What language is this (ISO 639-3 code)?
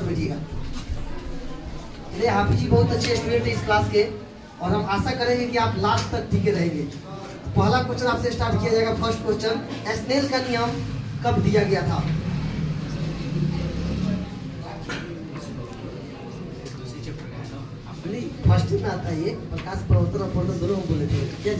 hin